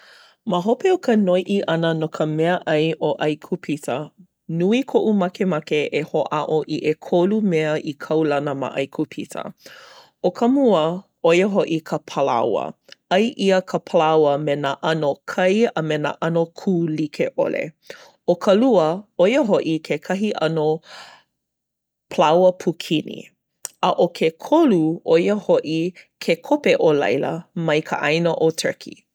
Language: Hawaiian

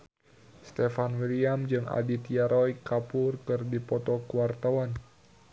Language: Sundanese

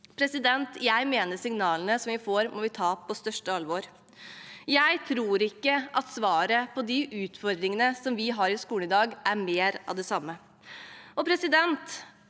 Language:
Norwegian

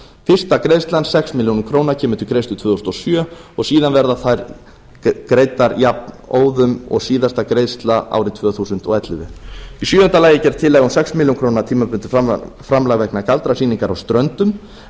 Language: Icelandic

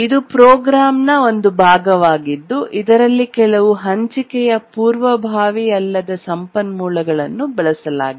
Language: Kannada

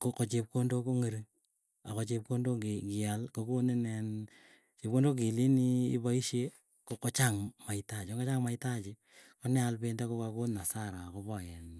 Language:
Keiyo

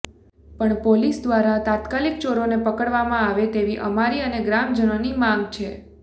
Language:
Gujarati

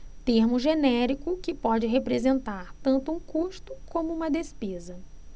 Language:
Portuguese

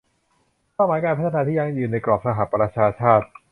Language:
Thai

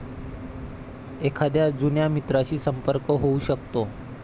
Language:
Marathi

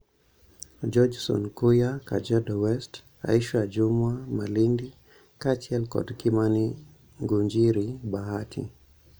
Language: Luo (Kenya and Tanzania)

